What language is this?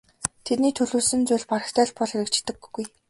Mongolian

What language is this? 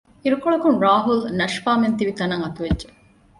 Divehi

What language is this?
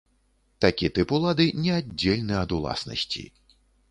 Belarusian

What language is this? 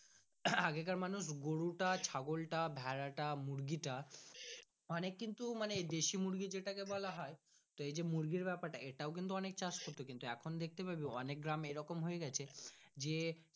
Bangla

